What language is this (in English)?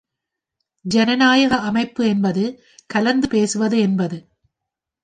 Tamil